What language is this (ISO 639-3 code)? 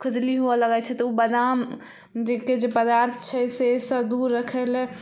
mai